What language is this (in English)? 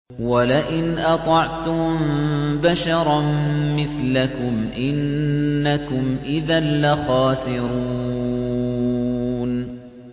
Arabic